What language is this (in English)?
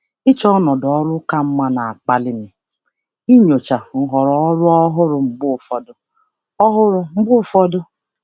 Igbo